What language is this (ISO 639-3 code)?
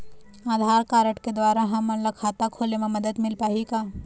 hne